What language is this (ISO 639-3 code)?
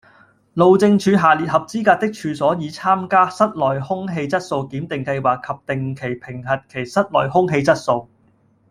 yue